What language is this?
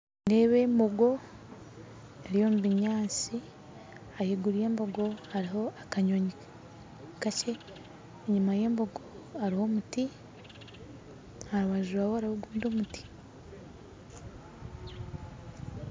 Nyankole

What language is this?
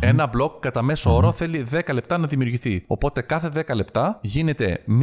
Greek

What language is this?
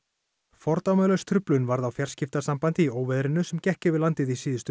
Icelandic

